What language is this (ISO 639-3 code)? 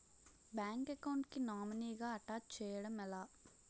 tel